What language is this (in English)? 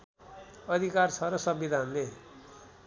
Nepali